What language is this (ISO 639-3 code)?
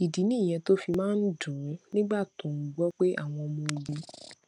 yor